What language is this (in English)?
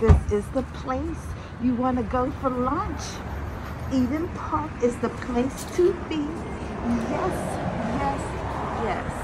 English